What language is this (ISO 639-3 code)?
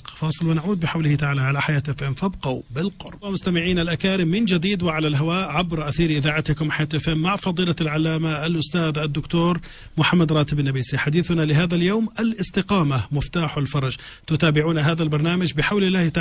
ara